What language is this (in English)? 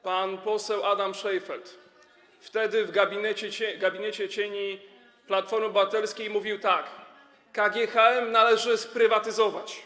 Polish